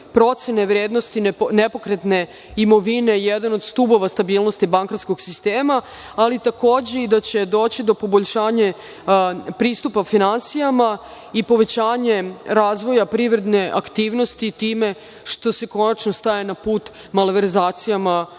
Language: Serbian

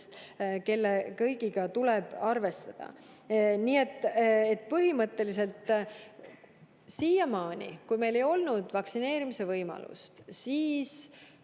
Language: Estonian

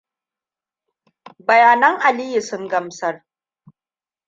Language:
Hausa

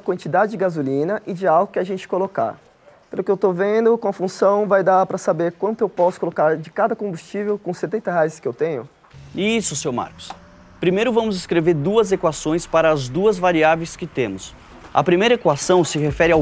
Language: Portuguese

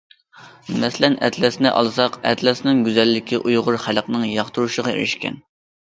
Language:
Uyghur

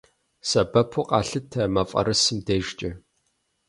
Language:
Kabardian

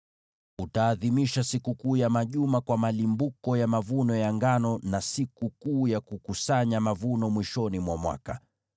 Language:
Swahili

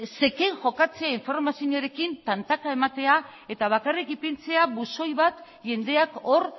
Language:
Basque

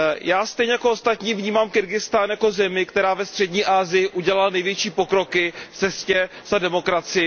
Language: Czech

